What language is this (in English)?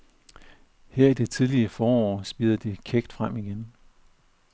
Danish